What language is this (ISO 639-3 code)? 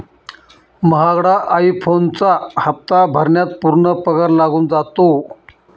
mar